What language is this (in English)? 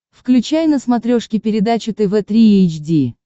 Russian